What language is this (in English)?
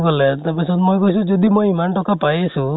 Assamese